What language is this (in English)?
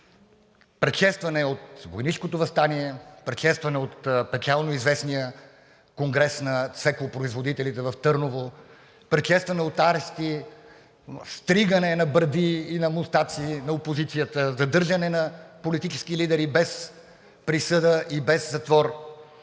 Bulgarian